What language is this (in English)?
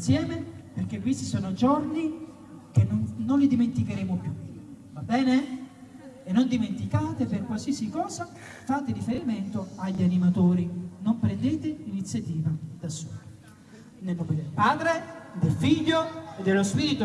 Italian